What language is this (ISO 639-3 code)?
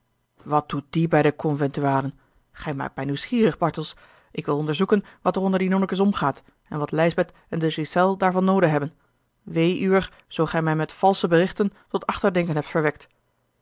nld